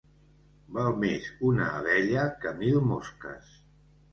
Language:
Catalan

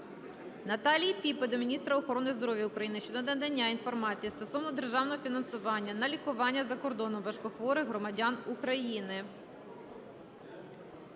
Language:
Ukrainian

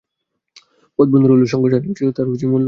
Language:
Bangla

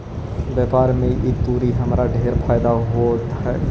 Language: Magahi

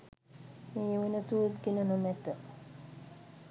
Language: Sinhala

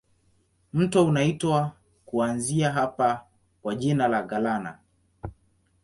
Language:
Swahili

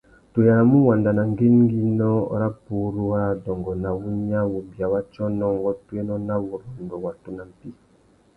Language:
Tuki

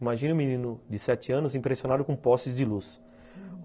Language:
Portuguese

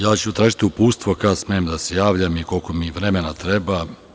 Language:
Serbian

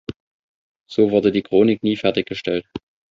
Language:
German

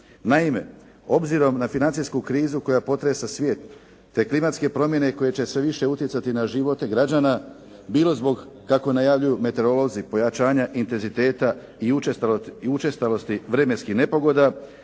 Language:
Croatian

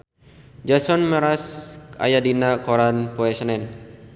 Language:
Sundanese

